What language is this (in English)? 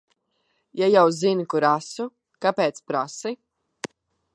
Latvian